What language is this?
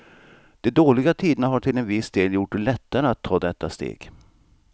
Swedish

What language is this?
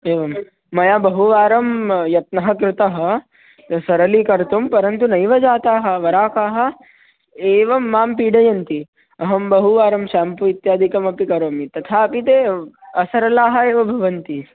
Sanskrit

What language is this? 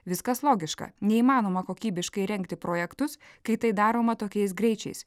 Lithuanian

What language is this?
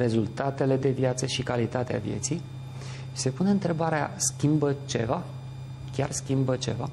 Romanian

